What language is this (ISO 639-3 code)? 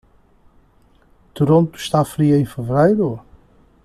por